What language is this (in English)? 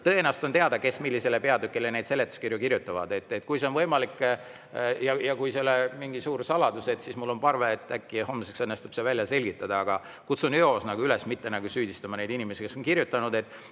Estonian